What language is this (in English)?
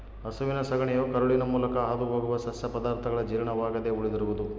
Kannada